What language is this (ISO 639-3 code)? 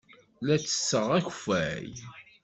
kab